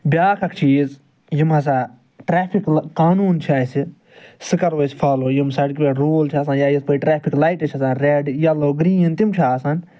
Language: Kashmiri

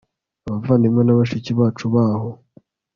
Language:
Kinyarwanda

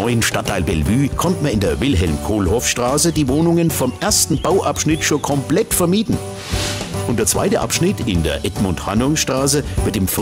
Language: German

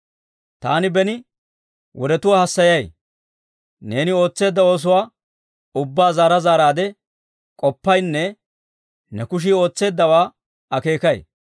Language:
Dawro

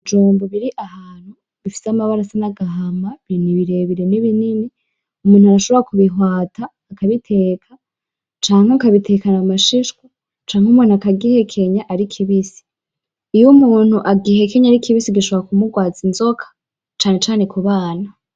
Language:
Rundi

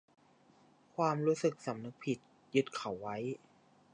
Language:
Thai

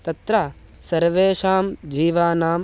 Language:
Sanskrit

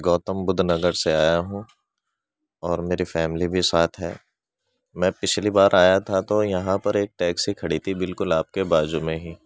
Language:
Urdu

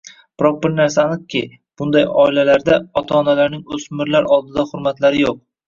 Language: Uzbek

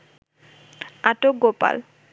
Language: Bangla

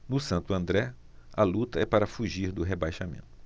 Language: Portuguese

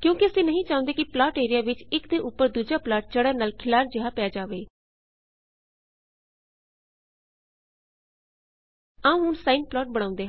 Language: Punjabi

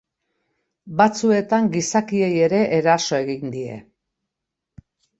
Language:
Basque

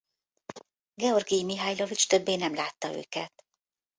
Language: Hungarian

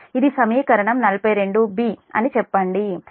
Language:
Telugu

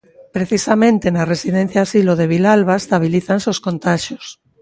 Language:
Galician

